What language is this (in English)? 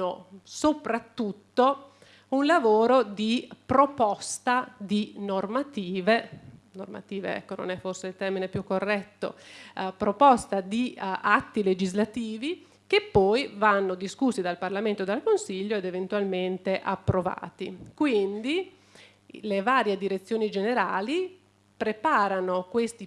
Italian